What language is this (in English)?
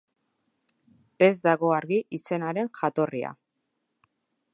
Basque